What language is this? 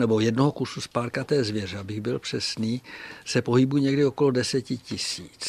Czech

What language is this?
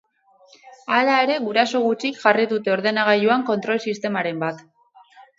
Basque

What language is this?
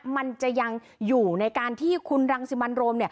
Thai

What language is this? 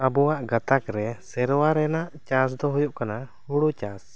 Santali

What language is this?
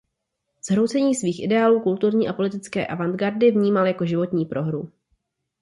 Czech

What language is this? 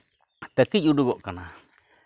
Santali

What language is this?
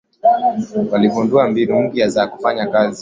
Swahili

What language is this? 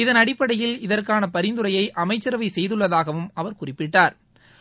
Tamil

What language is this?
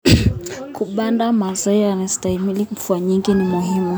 Kalenjin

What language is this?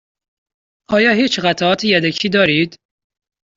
Persian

